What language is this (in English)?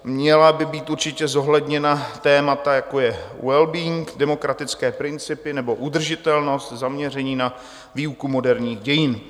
Czech